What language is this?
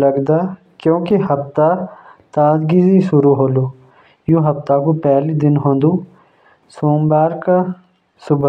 Jaunsari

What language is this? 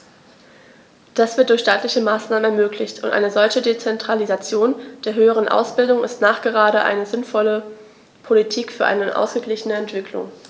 German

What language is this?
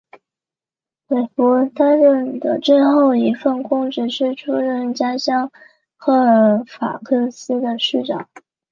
Chinese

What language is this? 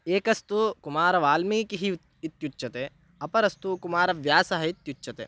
Sanskrit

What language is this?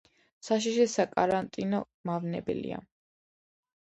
Georgian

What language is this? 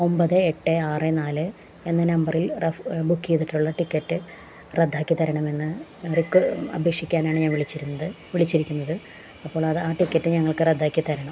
Malayalam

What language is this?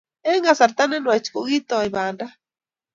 Kalenjin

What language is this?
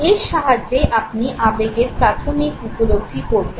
Bangla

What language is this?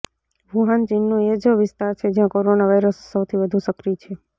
Gujarati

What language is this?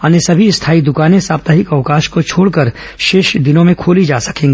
Hindi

